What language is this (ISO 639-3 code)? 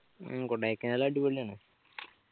mal